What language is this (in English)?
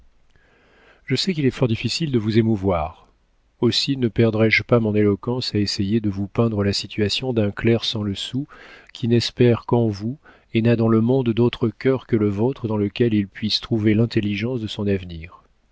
French